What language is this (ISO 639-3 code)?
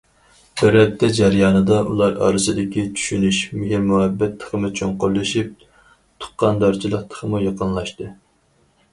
uig